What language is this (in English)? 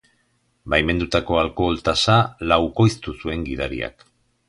Basque